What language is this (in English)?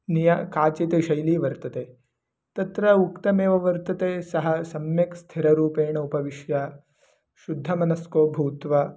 Sanskrit